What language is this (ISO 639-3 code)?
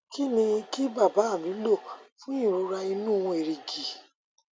yor